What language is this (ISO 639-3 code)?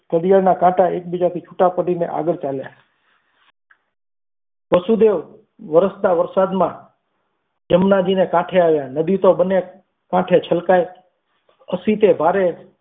guj